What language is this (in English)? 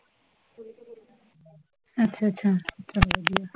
Punjabi